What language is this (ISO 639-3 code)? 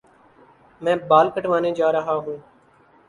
urd